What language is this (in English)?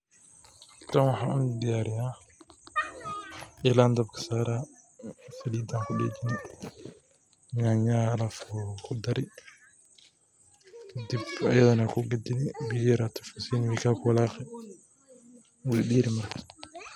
Somali